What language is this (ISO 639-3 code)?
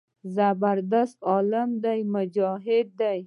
pus